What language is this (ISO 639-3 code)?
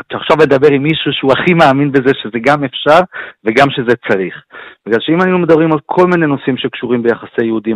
heb